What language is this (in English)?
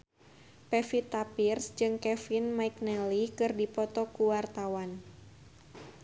Sundanese